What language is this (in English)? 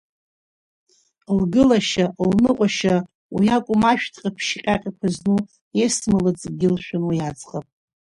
Abkhazian